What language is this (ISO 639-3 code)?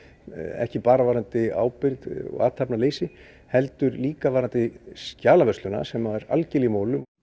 isl